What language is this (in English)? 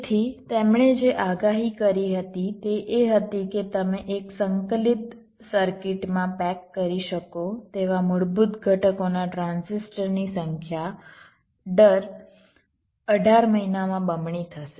Gujarati